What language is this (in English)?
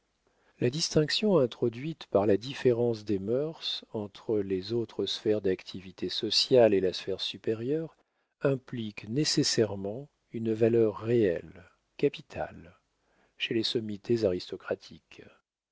French